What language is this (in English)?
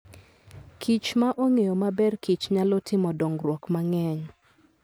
Luo (Kenya and Tanzania)